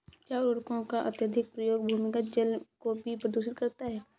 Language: Hindi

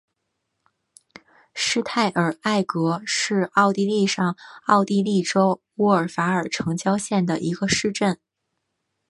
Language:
Chinese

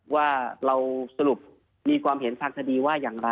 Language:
Thai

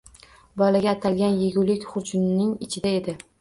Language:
Uzbek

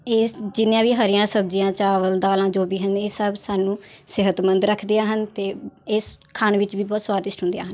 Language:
Punjabi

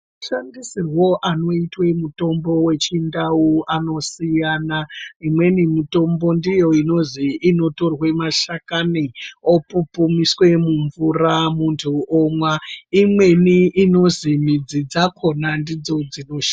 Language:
Ndau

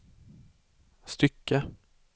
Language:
Swedish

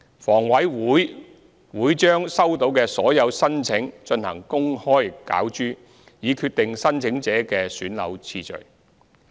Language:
Cantonese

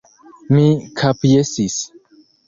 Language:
Esperanto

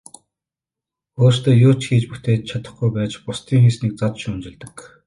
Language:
Mongolian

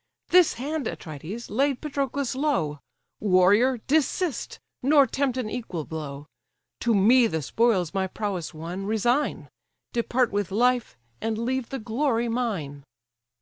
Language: English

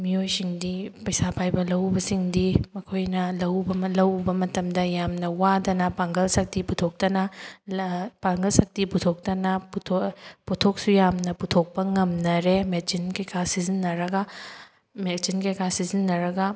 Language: Manipuri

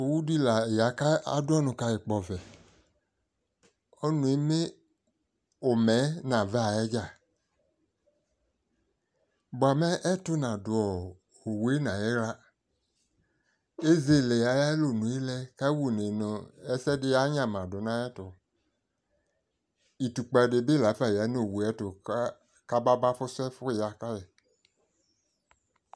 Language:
Ikposo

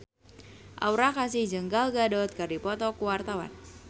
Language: Sundanese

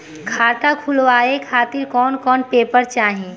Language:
Bhojpuri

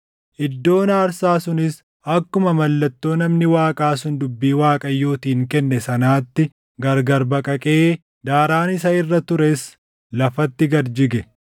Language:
Oromo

